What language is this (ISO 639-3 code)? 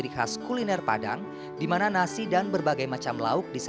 ind